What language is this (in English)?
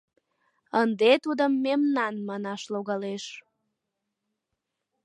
Mari